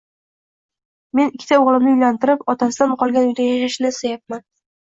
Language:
Uzbek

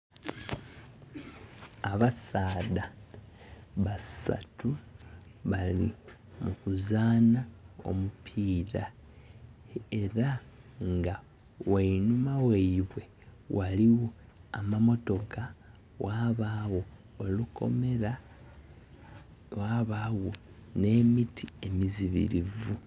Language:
Soga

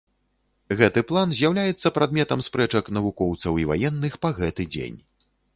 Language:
Belarusian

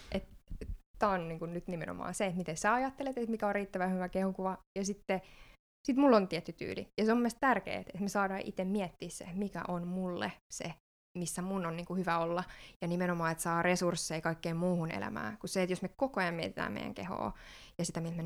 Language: Finnish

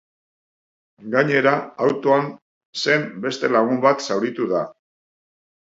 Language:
Basque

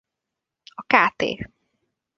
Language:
Hungarian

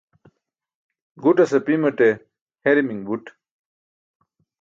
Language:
Burushaski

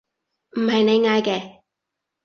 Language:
Cantonese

